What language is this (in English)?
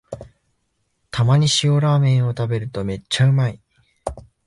Japanese